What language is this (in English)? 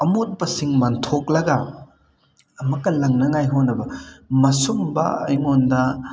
Manipuri